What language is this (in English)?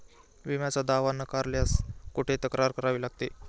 Marathi